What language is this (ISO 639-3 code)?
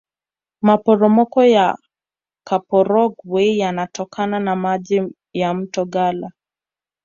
swa